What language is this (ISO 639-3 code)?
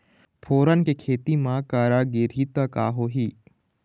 hne